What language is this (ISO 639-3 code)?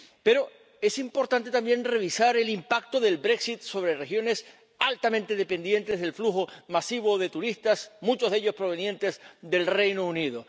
spa